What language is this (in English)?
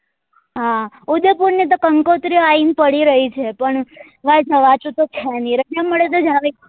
Gujarati